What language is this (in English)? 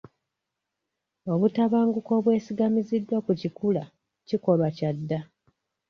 Ganda